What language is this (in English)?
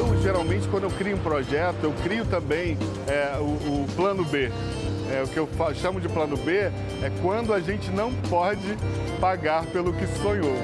Portuguese